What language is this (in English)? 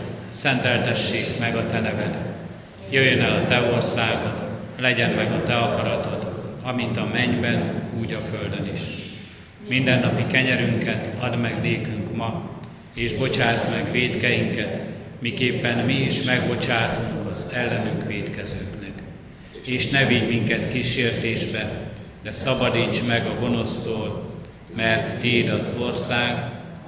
Hungarian